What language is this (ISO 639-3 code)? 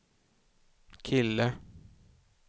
swe